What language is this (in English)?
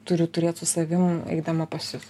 Lithuanian